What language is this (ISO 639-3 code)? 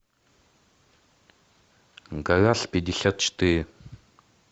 rus